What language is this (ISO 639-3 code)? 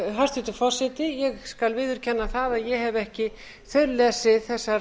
isl